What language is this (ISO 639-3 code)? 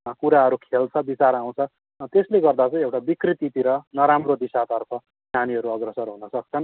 nep